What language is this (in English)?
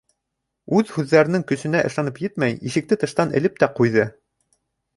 Bashkir